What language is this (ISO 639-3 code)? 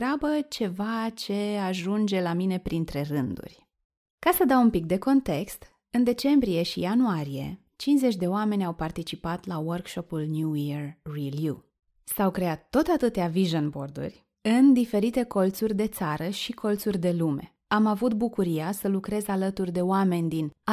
ron